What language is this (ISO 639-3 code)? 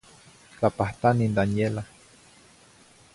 nhi